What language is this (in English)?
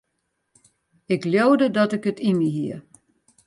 Western Frisian